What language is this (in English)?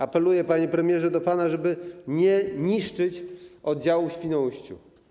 Polish